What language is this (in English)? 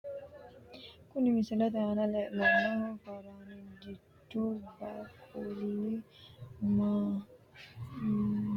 Sidamo